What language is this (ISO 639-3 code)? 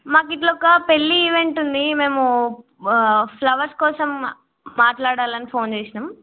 tel